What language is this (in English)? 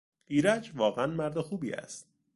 Persian